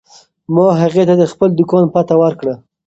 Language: Pashto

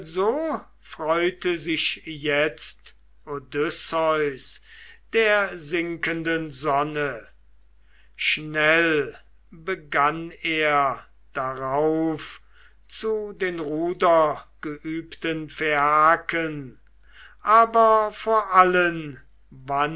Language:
German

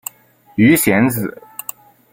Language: Chinese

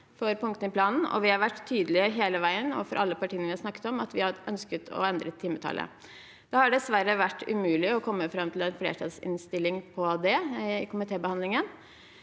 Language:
Norwegian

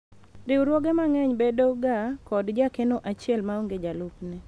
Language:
Luo (Kenya and Tanzania)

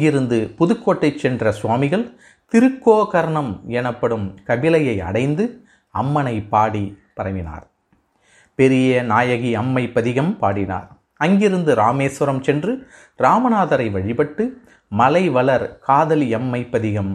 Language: Tamil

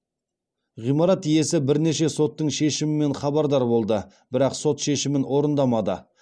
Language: Kazakh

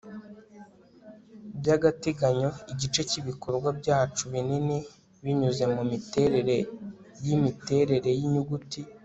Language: Kinyarwanda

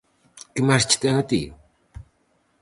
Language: Galician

